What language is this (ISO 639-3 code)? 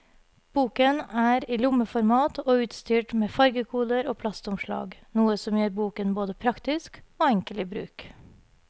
nor